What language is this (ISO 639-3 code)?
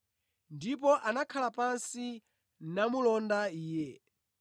nya